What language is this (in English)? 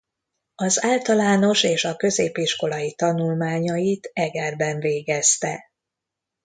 Hungarian